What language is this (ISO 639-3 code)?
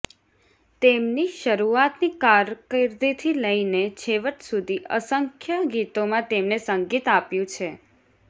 guj